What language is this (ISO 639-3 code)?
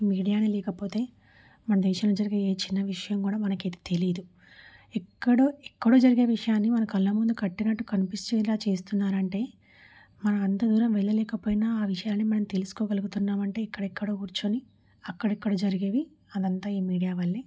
tel